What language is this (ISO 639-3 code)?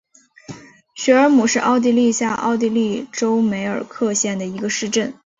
zho